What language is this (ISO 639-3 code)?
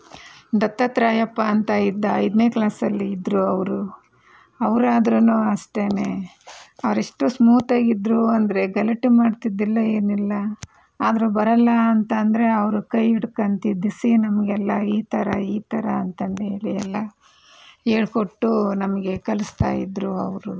kan